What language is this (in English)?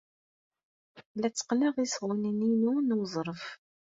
Kabyle